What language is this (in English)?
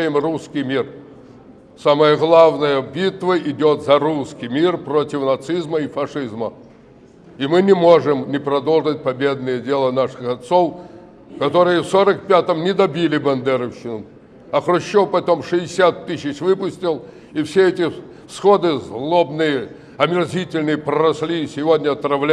Russian